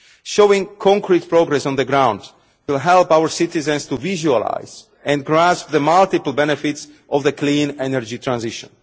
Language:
English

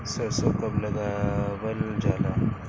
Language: Bhojpuri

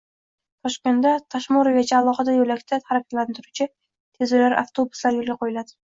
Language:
Uzbek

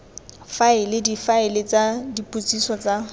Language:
Tswana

